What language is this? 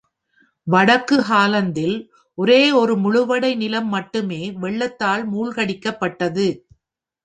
Tamil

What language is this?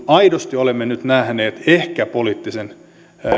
Finnish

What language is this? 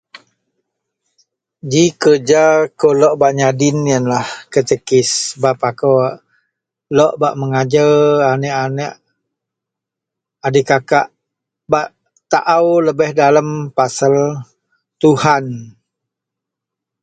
Central Melanau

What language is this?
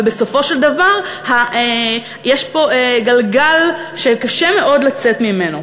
Hebrew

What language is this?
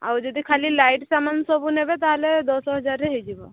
Odia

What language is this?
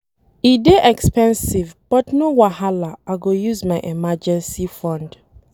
Nigerian Pidgin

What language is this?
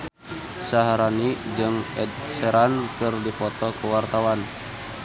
Sundanese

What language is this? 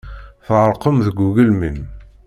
Kabyle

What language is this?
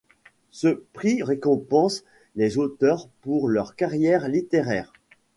French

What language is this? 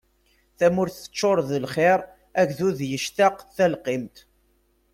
Kabyle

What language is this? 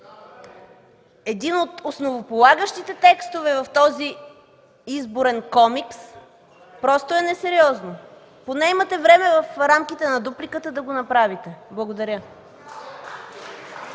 Bulgarian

